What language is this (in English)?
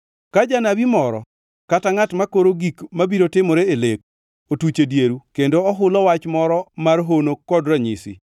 Luo (Kenya and Tanzania)